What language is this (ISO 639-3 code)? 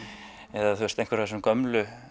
isl